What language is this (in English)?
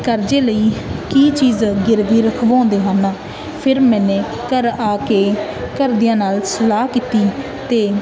Punjabi